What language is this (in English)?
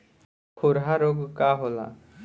Bhojpuri